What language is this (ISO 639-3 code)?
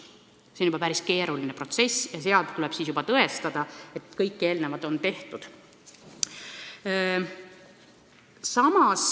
est